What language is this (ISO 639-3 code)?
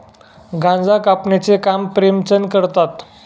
mar